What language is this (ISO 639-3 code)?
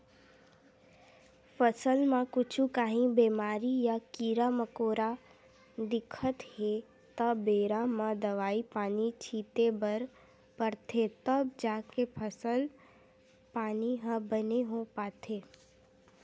hne